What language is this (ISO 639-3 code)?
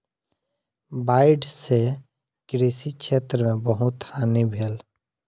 mai